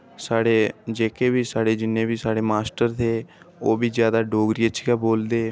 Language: Dogri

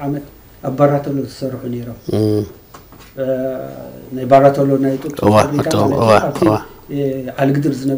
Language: Arabic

